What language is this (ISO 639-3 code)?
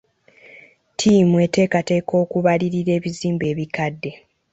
lug